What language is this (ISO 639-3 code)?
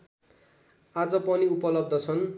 nep